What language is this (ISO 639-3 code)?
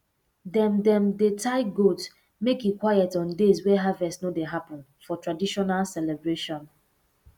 pcm